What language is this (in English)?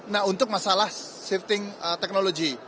Indonesian